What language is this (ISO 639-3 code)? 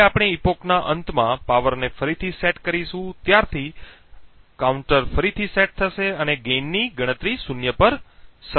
guj